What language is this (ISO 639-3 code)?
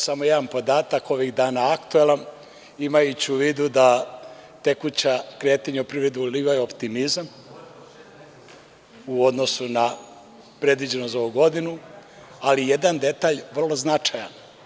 srp